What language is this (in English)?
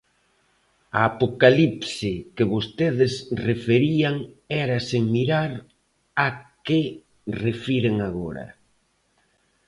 Galician